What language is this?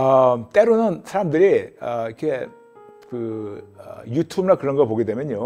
Korean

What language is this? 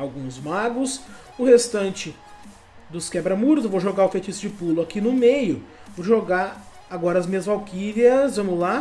Portuguese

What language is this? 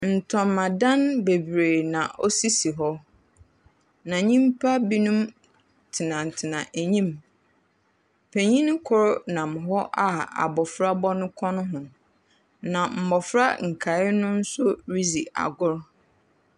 Akan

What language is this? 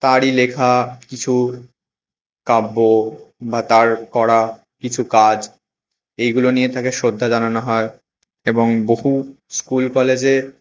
Bangla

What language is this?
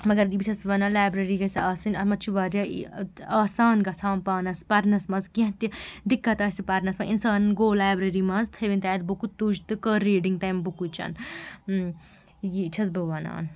Kashmiri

